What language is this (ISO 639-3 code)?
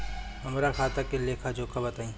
bho